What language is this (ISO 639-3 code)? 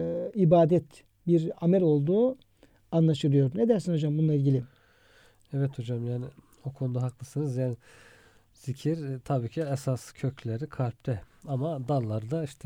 tur